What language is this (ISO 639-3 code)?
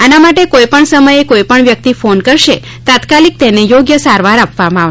guj